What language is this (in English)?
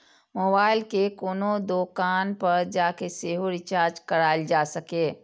Maithili